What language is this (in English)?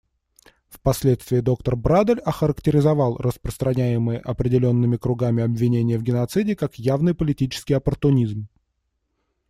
Russian